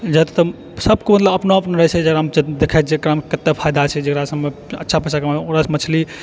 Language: Maithili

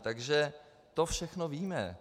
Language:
Czech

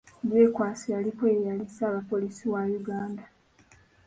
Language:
Ganda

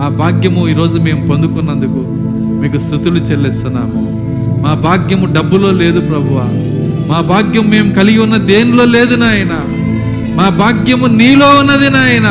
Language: Telugu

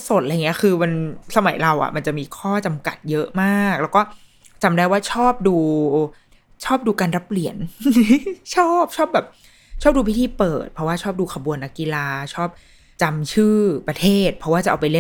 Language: Thai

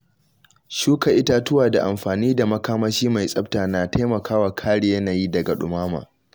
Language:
Hausa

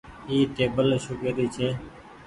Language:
Goaria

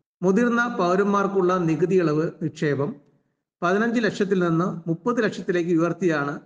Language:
Malayalam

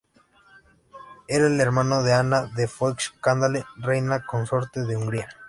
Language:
Spanish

